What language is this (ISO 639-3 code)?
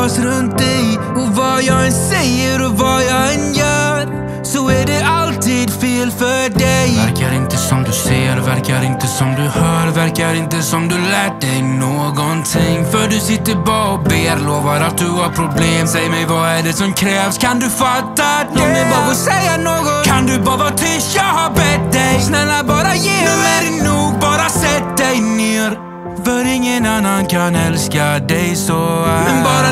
swe